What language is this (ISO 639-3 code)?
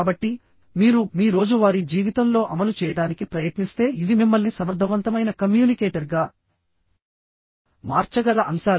tel